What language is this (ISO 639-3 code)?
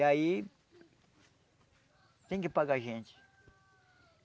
por